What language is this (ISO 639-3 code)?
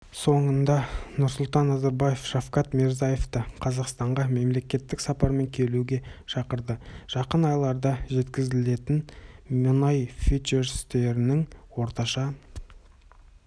kaz